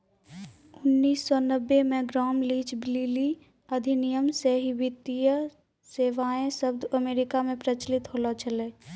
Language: Maithili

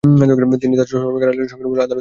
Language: Bangla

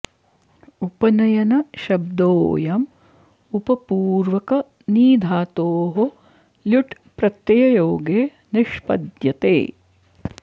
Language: Sanskrit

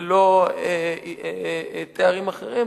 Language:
Hebrew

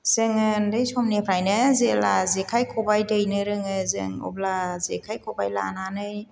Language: Bodo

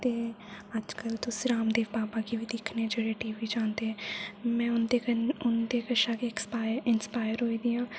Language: Dogri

